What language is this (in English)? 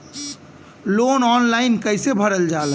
Bhojpuri